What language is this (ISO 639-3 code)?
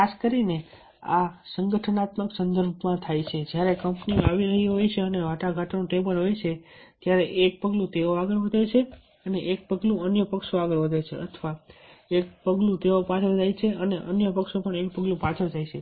guj